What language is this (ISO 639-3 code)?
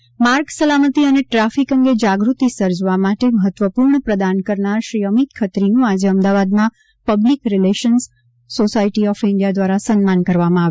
guj